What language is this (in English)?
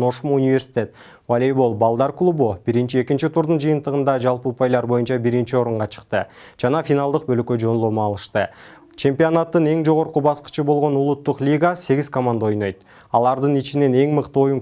Turkish